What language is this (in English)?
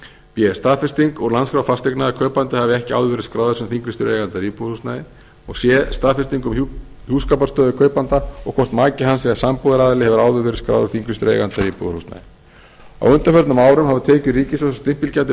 Icelandic